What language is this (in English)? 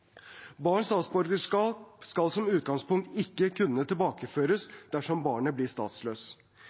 Norwegian Bokmål